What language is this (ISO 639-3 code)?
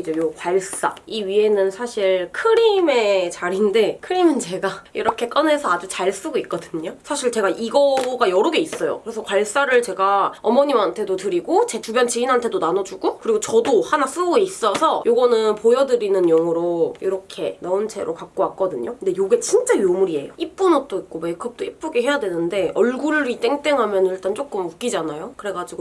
kor